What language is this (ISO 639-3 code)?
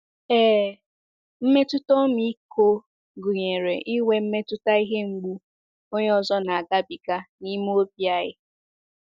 ibo